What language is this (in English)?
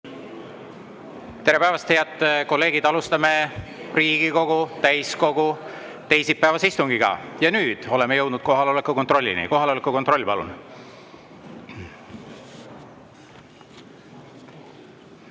Estonian